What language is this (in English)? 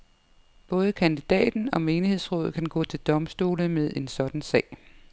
Danish